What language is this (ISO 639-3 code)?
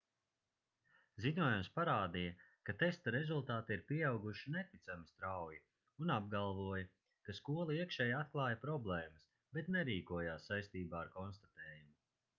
lav